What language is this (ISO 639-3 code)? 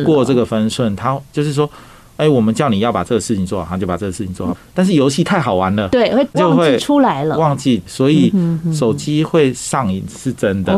zho